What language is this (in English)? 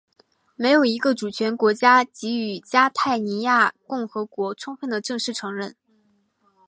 Chinese